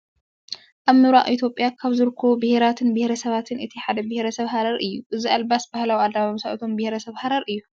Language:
Tigrinya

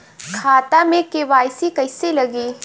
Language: Bhojpuri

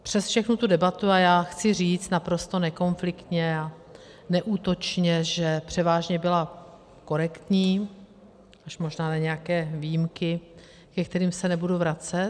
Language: Czech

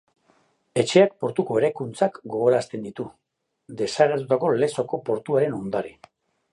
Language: Basque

